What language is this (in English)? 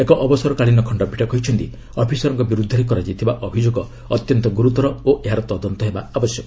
Odia